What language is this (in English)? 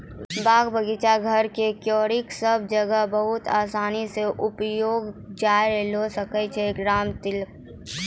Maithili